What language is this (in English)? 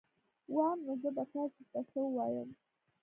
Pashto